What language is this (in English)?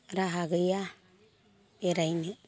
Bodo